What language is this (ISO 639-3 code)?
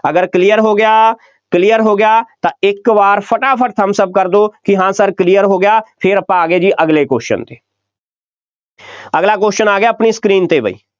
pan